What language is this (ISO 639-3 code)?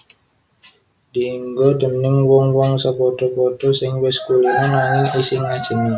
jav